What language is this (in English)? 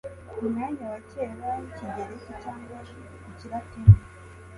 Kinyarwanda